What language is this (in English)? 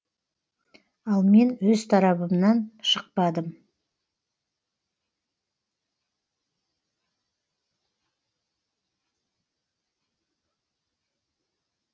Kazakh